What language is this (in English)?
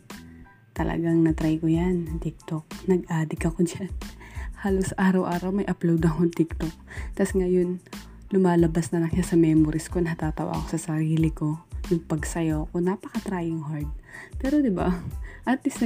Filipino